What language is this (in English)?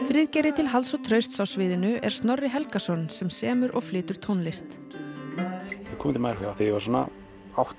Icelandic